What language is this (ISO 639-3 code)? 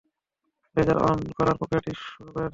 ben